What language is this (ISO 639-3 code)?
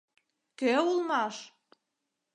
chm